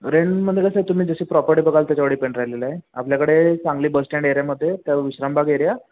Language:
Marathi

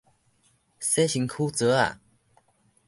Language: Min Nan Chinese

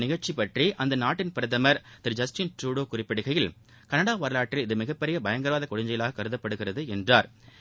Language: Tamil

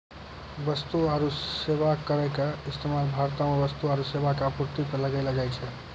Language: Maithili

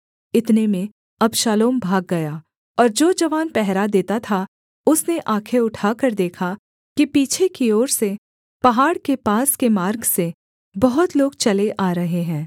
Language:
Hindi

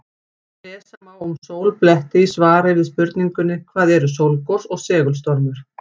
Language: Icelandic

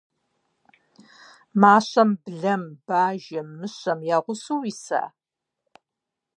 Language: Kabardian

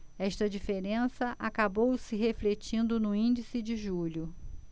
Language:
Portuguese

